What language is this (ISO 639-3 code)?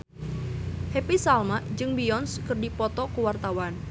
sun